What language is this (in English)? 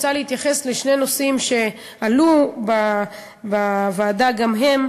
Hebrew